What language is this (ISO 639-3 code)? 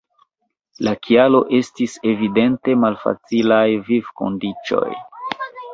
epo